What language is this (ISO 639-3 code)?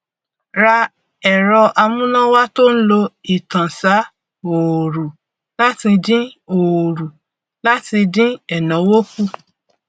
yor